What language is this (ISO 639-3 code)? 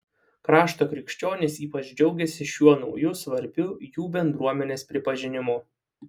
lit